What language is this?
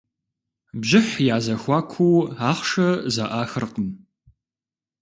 Kabardian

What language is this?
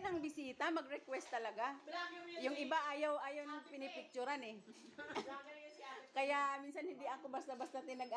Filipino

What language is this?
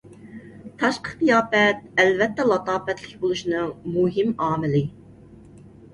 Uyghur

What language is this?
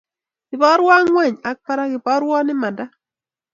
Kalenjin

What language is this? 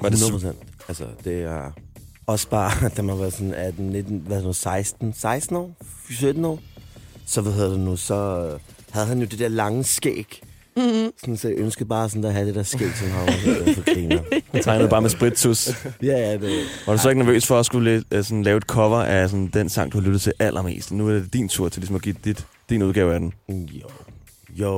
Danish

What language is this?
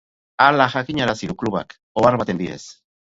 Basque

